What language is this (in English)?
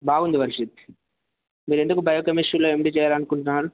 Telugu